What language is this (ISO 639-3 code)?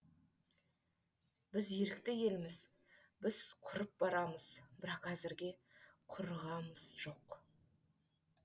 kaz